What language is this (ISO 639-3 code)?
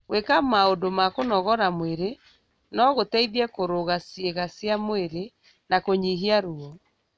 kik